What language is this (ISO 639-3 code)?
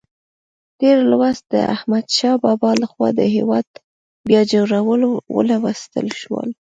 pus